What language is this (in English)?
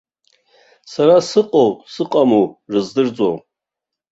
Abkhazian